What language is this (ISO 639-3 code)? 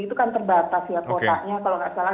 ind